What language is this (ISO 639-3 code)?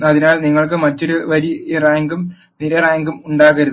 mal